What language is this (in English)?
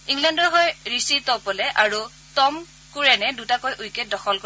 Assamese